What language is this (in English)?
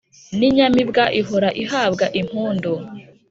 Kinyarwanda